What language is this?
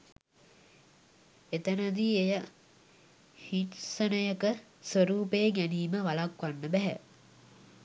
Sinhala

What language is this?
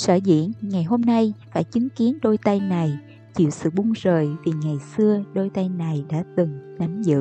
Vietnamese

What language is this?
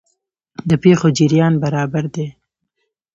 Pashto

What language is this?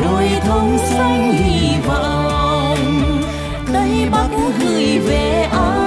Vietnamese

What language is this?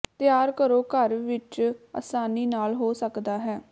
Punjabi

